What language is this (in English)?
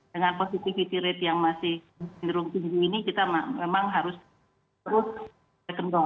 Indonesian